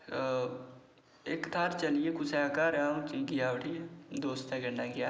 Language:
Dogri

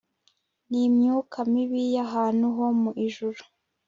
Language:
Kinyarwanda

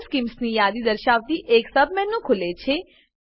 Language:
Gujarati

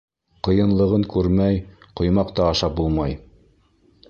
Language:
Bashkir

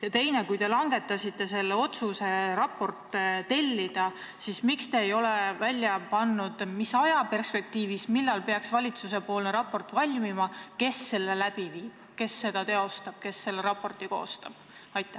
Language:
Estonian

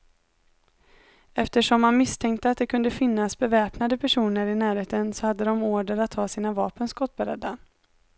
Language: Swedish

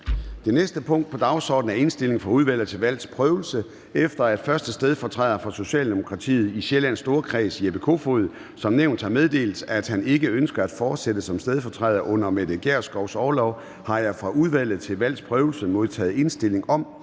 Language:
Danish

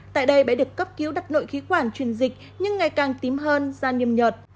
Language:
Vietnamese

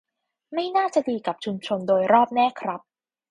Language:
Thai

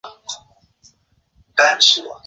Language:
Chinese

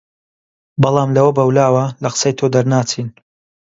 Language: Central Kurdish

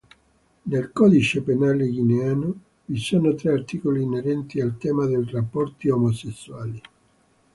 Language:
Italian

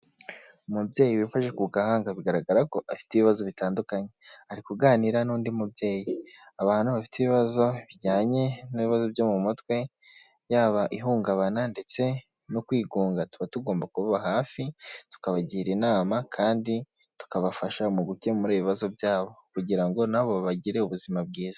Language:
Kinyarwanda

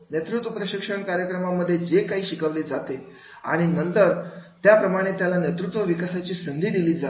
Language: Marathi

